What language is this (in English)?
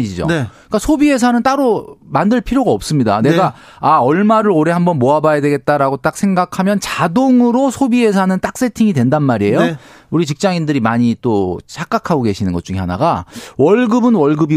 Korean